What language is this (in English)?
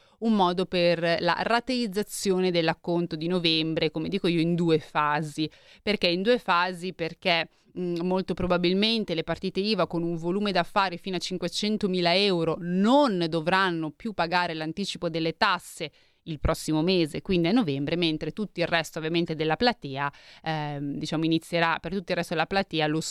Italian